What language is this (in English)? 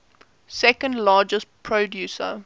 English